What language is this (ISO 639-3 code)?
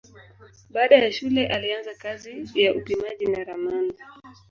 swa